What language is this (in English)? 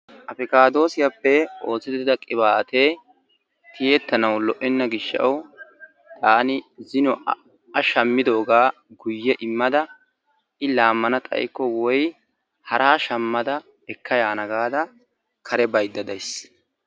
Wolaytta